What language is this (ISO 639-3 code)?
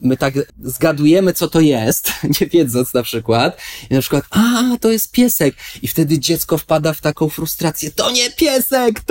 pol